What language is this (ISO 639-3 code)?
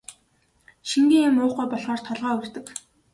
mon